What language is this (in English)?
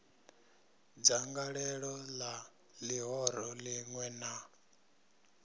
Venda